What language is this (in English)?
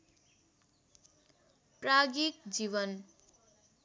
Nepali